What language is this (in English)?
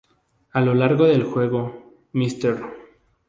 Spanish